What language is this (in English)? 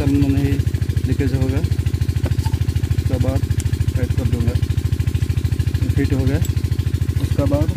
Hindi